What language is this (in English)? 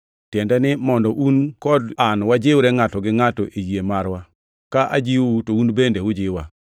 Luo (Kenya and Tanzania)